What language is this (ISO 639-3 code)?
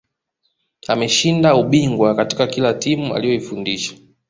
swa